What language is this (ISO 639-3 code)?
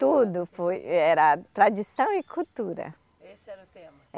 por